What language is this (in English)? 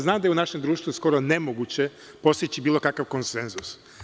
Serbian